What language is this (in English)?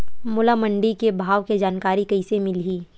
Chhattisgarhi